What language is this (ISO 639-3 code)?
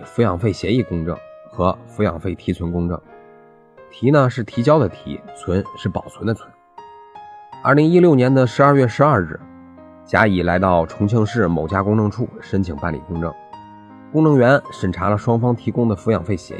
zho